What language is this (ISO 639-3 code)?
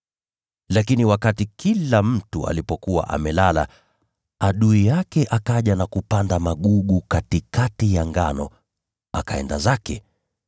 swa